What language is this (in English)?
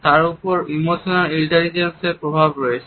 Bangla